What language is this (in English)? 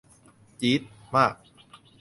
Thai